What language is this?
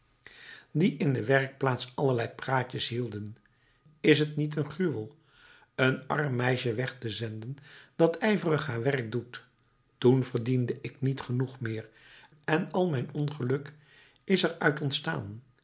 Dutch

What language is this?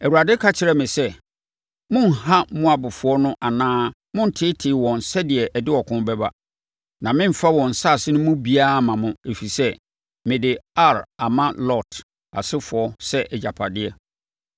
Akan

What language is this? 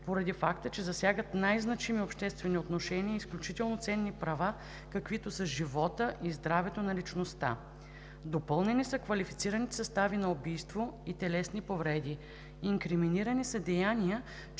Bulgarian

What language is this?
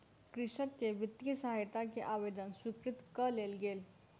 Maithili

